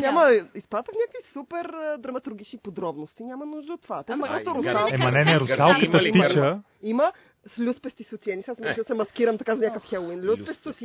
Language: Bulgarian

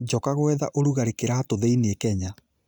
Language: Kikuyu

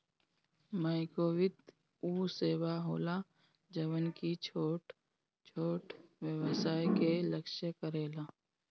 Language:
Bhojpuri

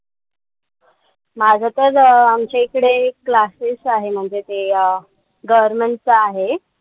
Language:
Marathi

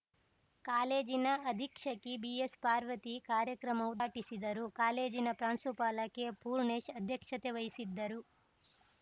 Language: Kannada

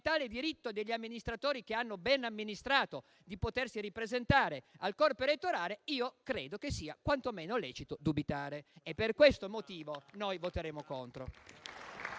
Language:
Italian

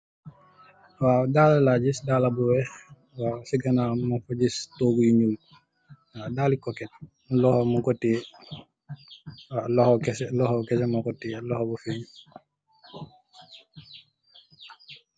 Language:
Wolof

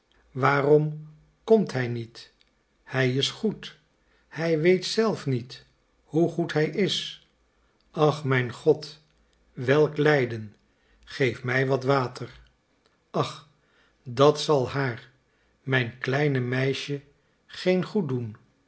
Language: Dutch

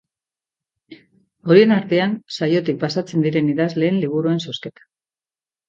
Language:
Basque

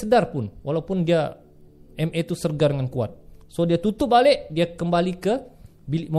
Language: Malay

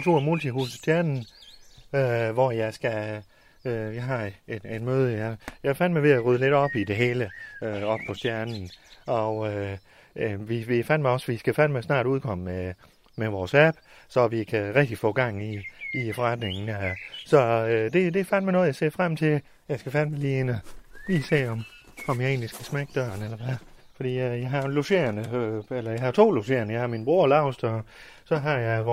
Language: Danish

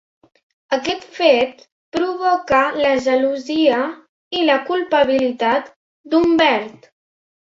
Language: Catalan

